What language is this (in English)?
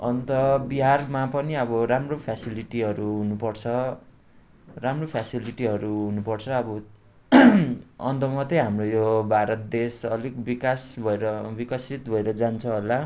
Nepali